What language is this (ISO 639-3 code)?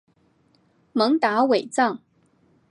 zho